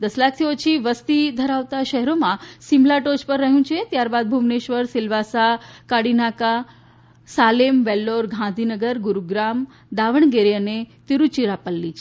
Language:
Gujarati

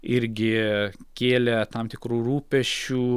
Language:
Lithuanian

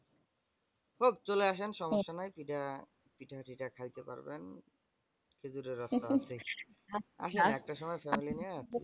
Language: Bangla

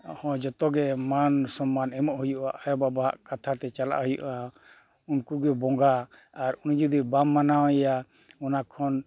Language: Santali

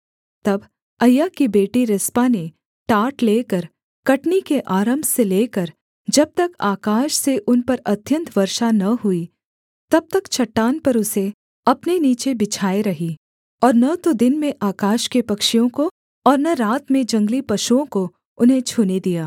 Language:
Hindi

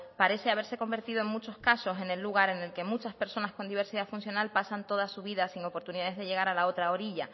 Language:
Spanish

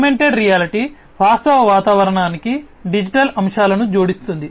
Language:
Telugu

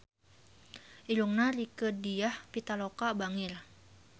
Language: Sundanese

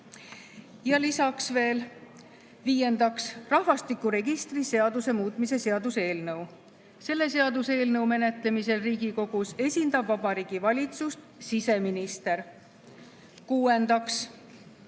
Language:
Estonian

